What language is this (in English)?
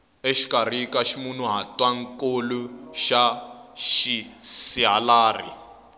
Tsonga